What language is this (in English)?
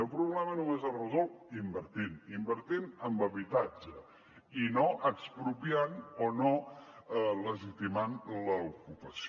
Catalan